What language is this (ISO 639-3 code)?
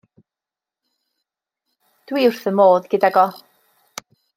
cym